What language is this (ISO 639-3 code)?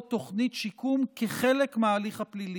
heb